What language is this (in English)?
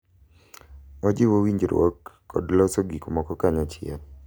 Luo (Kenya and Tanzania)